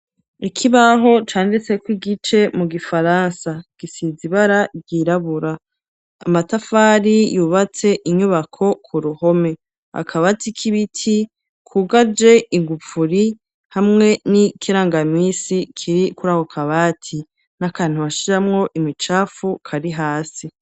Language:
Rundi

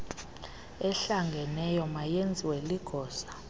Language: Xhosa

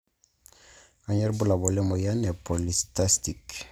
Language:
Masai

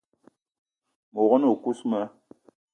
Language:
Eton (Cameroon)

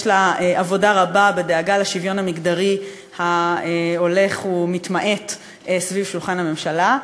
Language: Hebrew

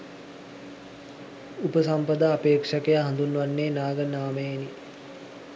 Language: Sinhala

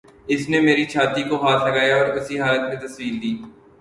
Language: Urdu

